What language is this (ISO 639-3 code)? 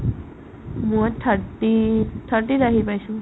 asm